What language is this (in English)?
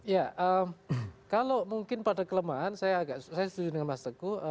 Indonesian